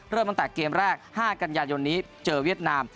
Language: Thai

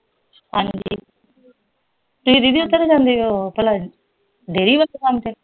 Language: Punjabi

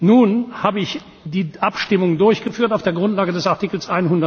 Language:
German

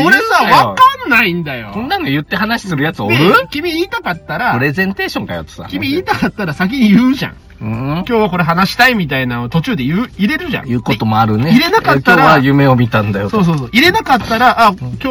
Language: Japanese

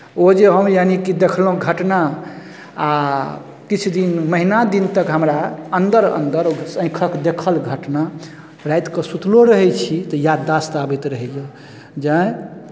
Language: Maithili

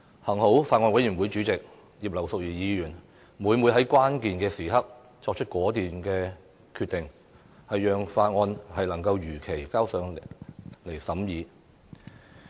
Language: Cantonese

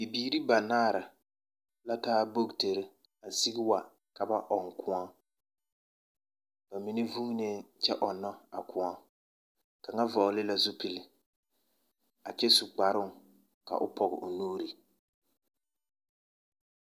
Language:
Southern Dagaare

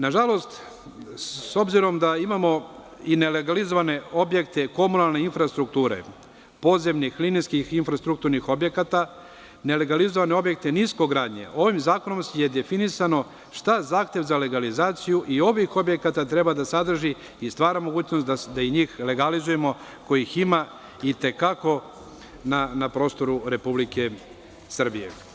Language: Serbian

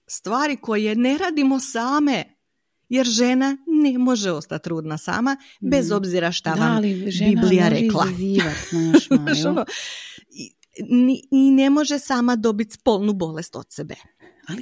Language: Croatian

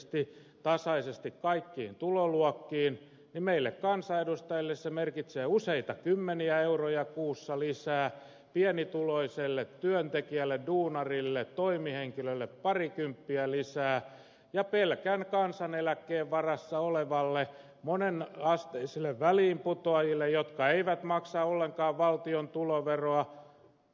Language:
Finnish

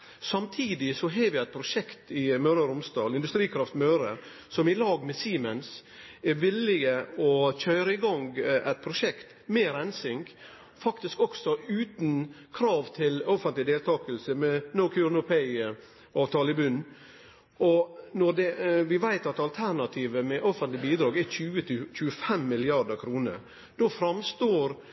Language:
Norwegian Nynorsk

